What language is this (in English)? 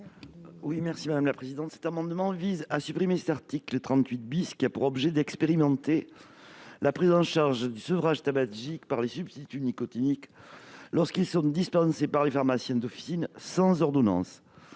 French